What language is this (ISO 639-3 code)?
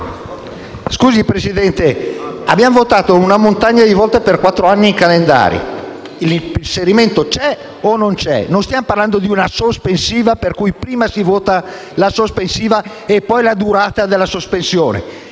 ita